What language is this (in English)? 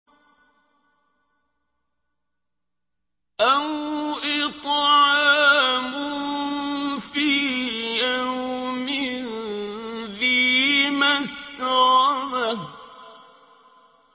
Arabic